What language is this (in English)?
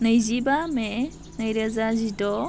Bodo